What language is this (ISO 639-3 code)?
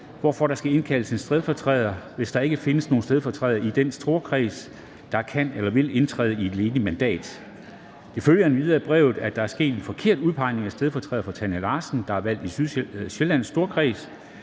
dan